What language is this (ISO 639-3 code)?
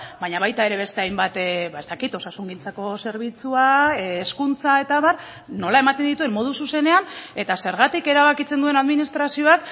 eus